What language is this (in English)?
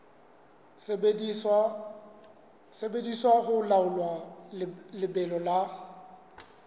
Southern Sotho